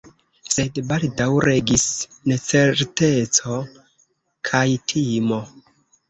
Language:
Esperanto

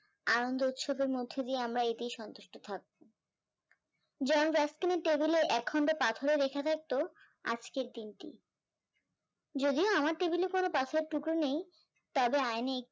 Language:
Bangla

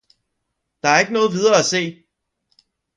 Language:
Danish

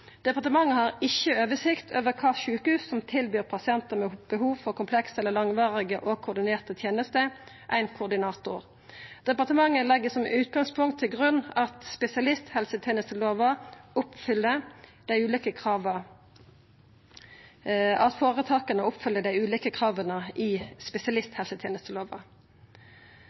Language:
Norwegian Nynorsk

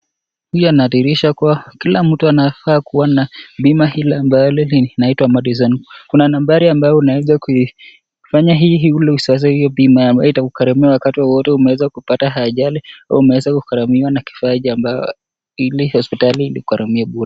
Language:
Swahili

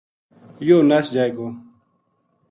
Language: Gujari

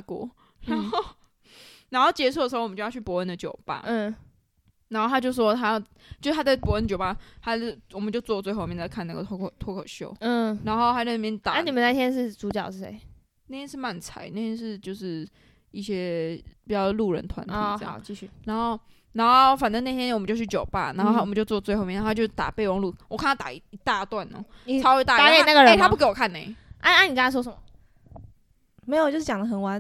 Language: Chinese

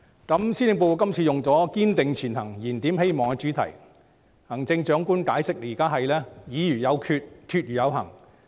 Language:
Cantonese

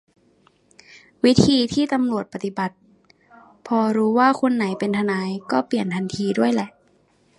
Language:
Thai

